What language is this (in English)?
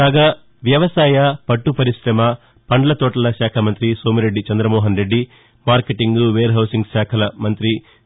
Telugu